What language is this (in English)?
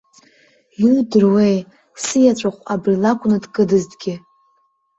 Abkhazian